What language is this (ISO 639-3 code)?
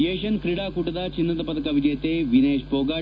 kan